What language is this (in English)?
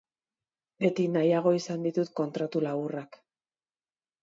Basque